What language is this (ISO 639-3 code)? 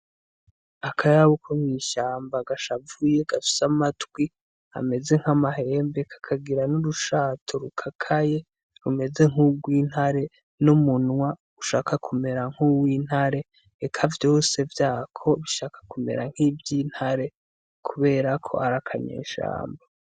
run